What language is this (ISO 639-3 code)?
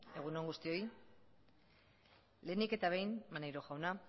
eus